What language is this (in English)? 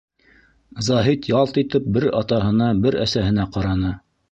Bashkir